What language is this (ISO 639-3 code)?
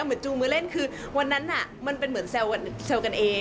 tha